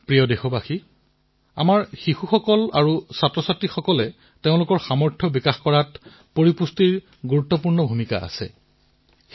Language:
Assamese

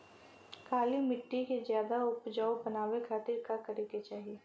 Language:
Bhojpuri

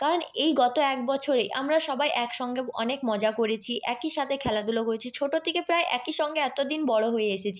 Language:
Bangla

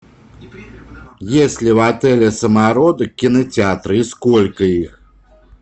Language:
Russian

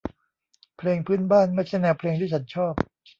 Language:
Thai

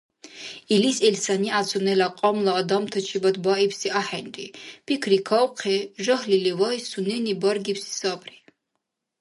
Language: Dargwa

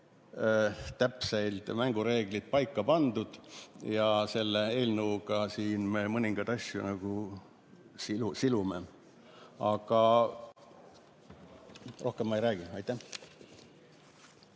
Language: Estonian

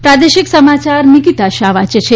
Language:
Gujarati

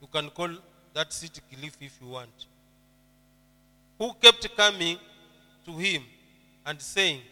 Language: Swahili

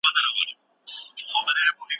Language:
Pashto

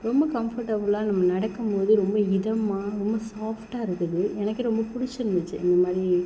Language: Tamil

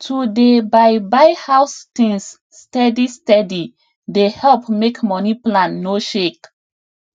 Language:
Nigerian Pidgin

